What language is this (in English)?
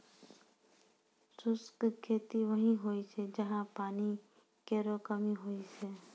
Maithili